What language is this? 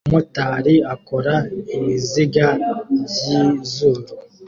Kinyarwanda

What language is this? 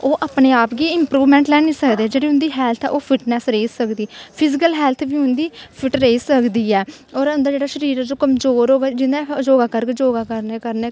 Dogri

